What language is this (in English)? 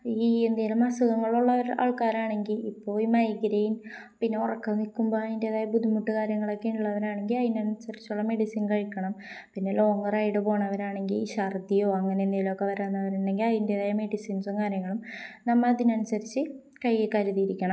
Malayalam